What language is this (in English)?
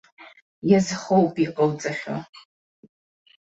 Abkhazian